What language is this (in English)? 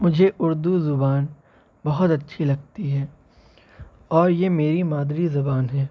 Urdu